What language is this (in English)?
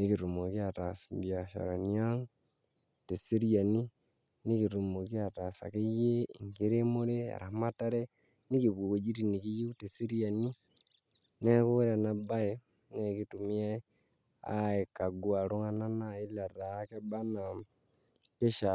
Masai